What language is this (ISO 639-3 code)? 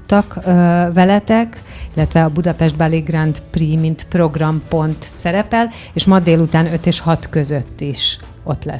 hun